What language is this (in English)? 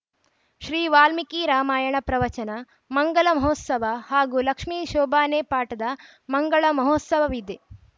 Kannada